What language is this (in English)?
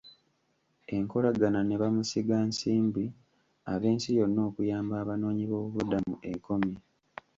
Ganda